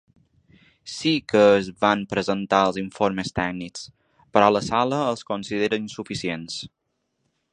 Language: Catalan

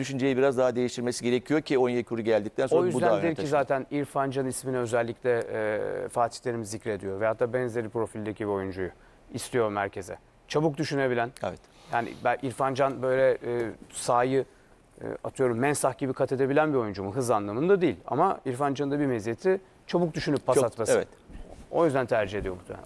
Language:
Turkish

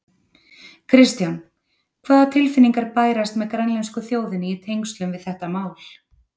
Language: Icelandic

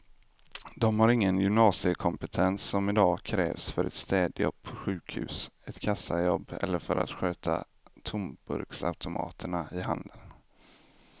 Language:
Swedish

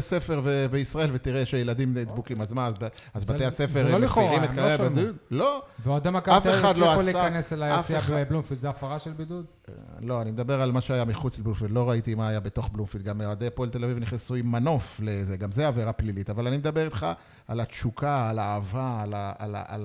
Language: Hebrew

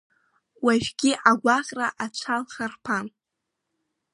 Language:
Abkhazian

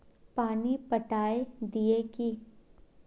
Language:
Magahi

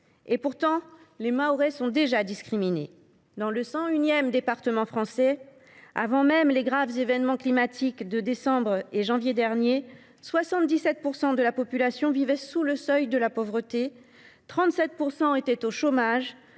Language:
French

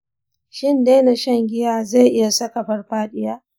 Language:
Hausa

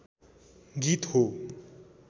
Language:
Nepali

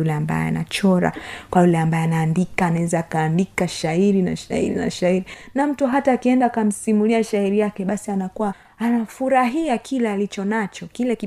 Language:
Swahili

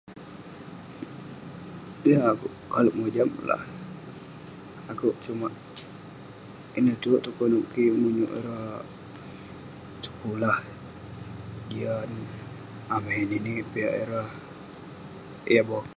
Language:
Western Penan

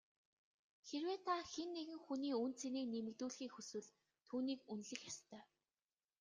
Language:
Mongolian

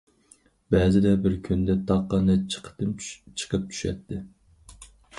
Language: Uyghur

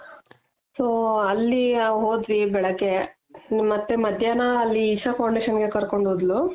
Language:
Kannada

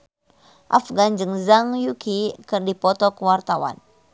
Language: Sundanese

